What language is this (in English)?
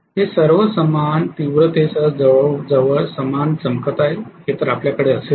Marathi